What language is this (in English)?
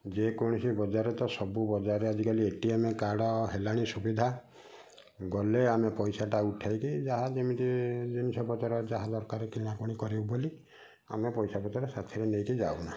Odia